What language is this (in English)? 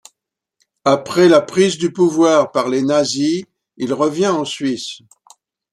French